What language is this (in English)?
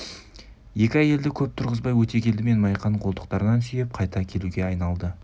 Kazakh